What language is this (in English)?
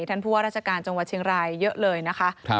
Thai